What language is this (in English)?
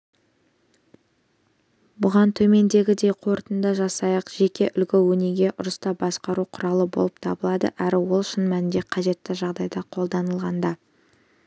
Kazakh